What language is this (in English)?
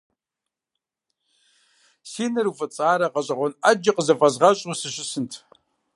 Kabardian